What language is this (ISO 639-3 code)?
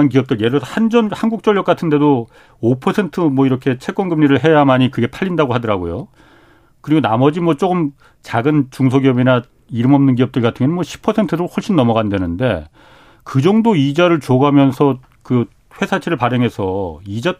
kor